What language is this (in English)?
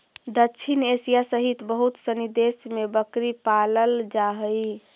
Magahi